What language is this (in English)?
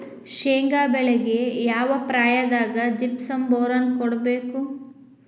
Kannada